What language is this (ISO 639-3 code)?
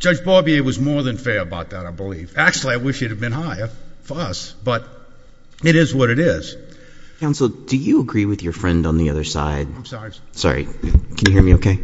eng